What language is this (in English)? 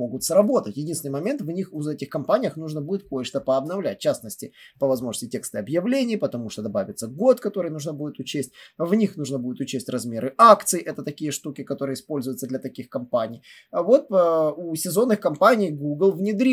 Russian